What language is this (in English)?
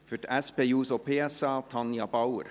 Swiss German